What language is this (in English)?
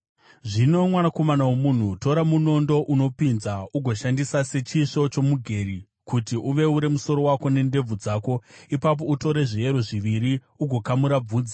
Shona